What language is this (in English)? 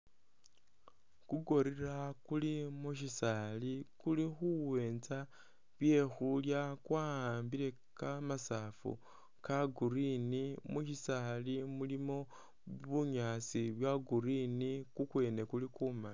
Masaaba